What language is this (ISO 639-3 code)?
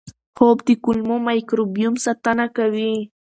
pus